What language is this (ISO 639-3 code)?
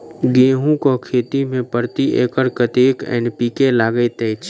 mai